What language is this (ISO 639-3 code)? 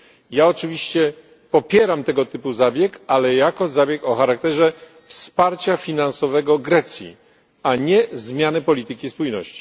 pol